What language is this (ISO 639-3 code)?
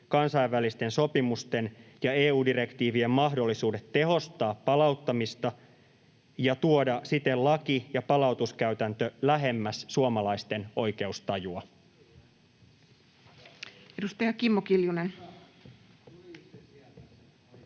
fin